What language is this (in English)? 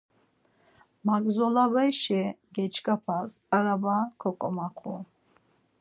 Laz